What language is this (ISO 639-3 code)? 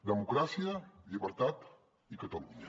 cat